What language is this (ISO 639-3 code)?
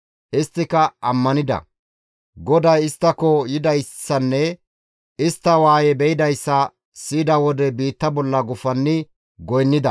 gmv